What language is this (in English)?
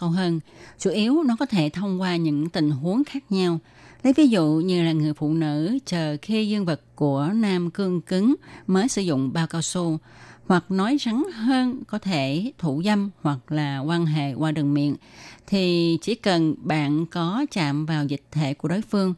Vietnamese